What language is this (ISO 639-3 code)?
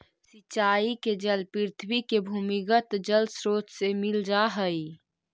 mag